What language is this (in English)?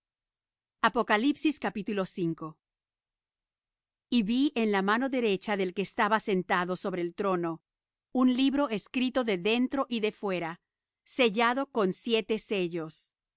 Spanish